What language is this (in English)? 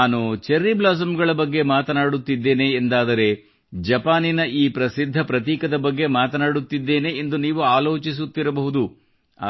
Kannada